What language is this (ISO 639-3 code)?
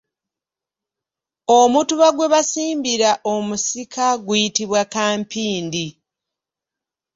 lug